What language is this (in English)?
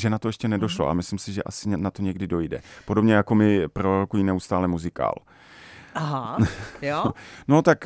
Czech